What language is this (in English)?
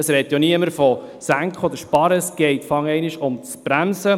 Swiss German